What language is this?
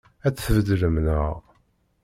Kabyle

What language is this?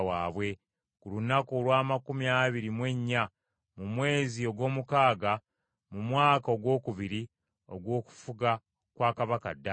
Ganda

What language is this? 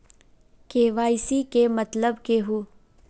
Magahi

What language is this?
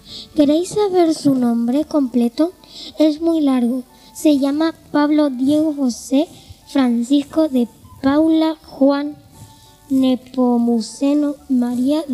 Spanish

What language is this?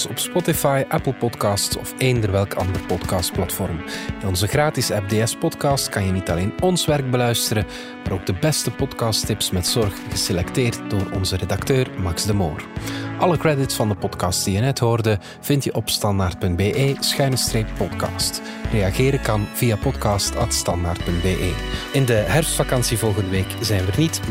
Dutch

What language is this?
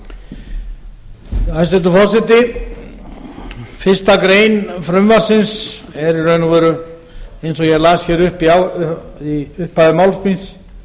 Icelandic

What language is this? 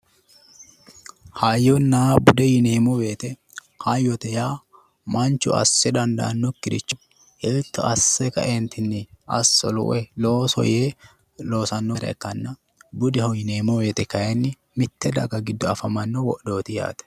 Sidamo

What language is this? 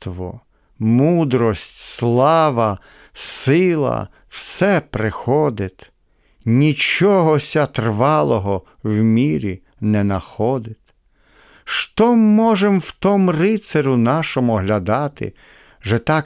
Ukrainian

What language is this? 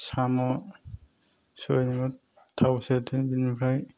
Bodo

